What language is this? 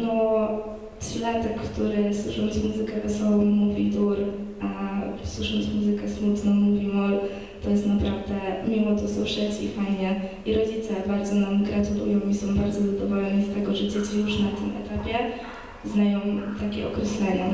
Polish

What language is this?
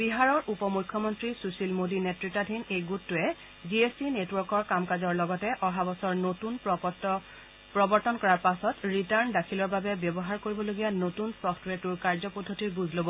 Assamese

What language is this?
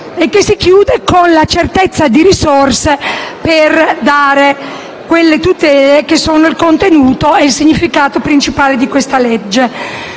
Italian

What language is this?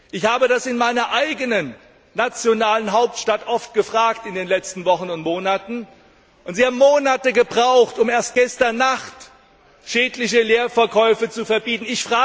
German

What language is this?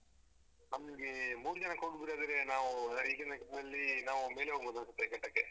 Kannada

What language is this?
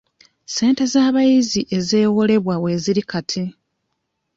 Ganda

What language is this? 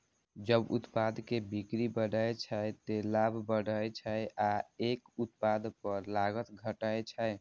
Maithili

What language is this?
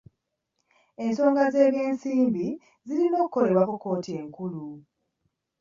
Ganda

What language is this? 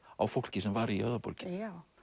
Icelandic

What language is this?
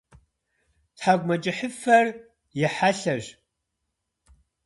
Kabardian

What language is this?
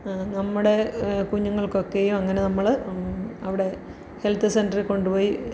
Malayalam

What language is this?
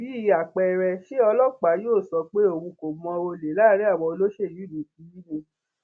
Yoruba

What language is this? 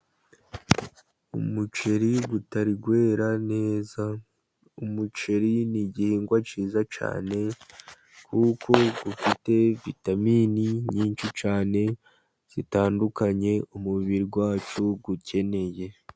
Kinyarwanda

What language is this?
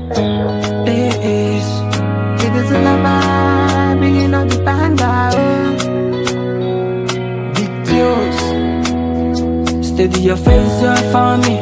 English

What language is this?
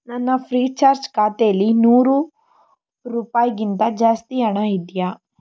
Kannada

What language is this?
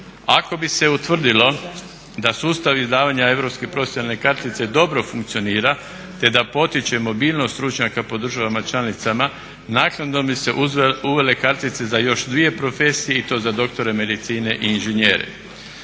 Croatian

